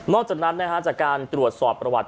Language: Thai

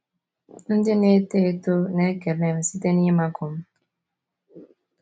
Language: Igbo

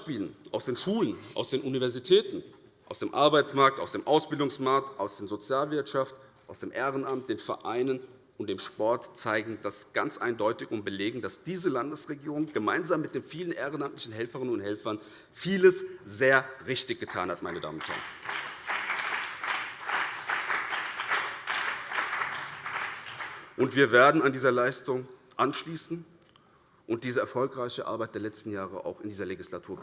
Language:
German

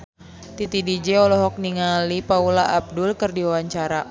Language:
Sundanese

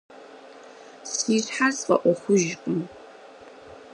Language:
Kabardian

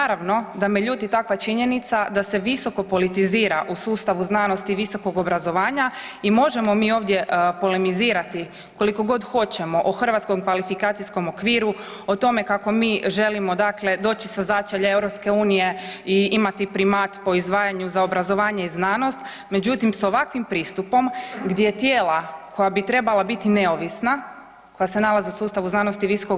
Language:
Croatian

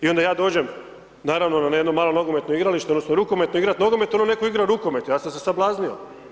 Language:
Croatian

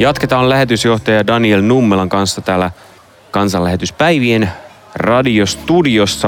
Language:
Finnish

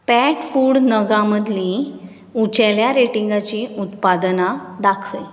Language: Konkani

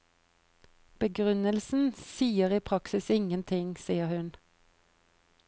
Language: Norwegian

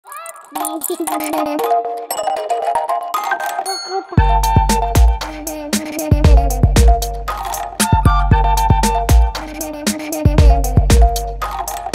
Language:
Arabic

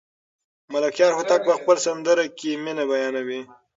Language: Pashto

